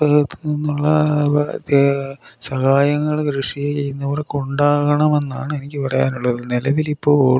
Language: Malayalam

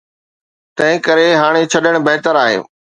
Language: Sindhi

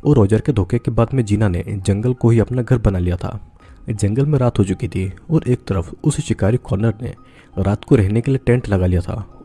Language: Hindi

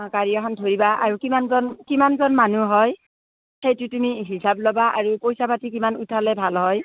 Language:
Assamese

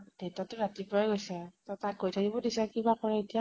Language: Assamese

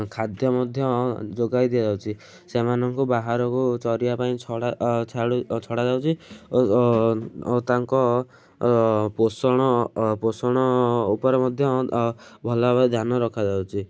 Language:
Odia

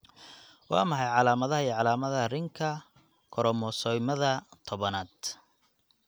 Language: Somali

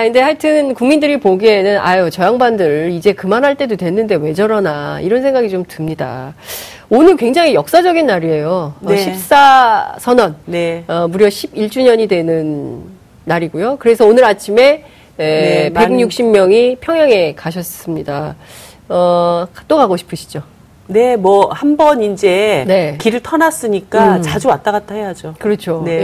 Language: Korean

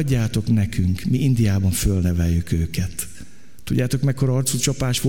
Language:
Hungarian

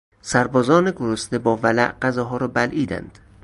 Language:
Persian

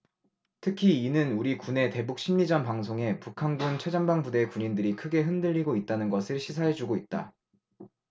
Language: Korean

